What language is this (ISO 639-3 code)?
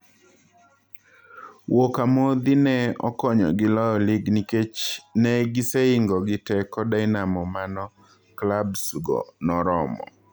luo